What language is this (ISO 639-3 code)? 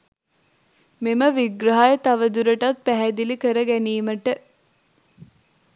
sin